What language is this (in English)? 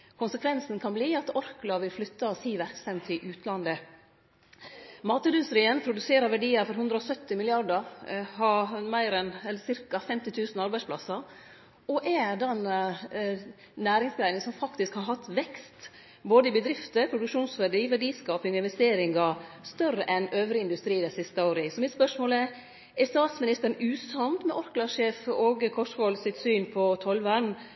Norwegian Nynorsk